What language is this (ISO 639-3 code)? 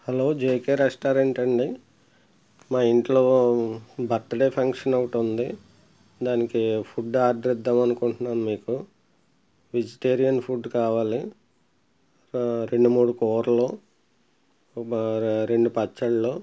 tel